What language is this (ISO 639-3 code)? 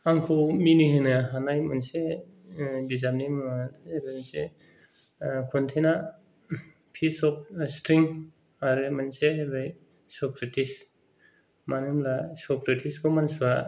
brx